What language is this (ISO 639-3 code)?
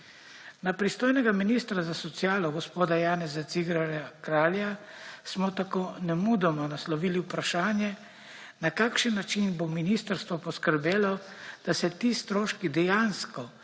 slv